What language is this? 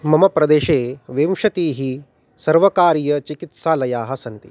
Sanskrit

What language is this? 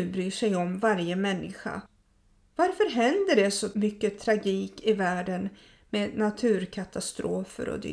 Swedish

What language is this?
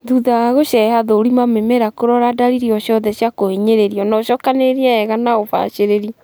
Kikuyu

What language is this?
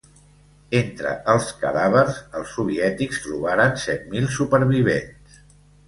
Catalan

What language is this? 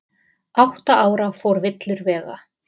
Icelandic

